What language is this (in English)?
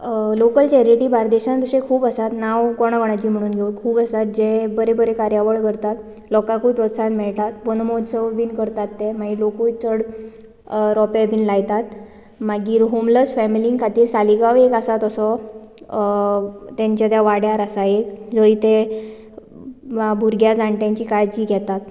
Konkani